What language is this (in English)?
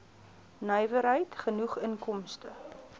Afrikaans